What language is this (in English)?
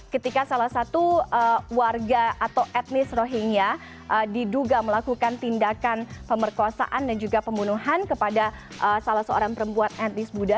Indonesian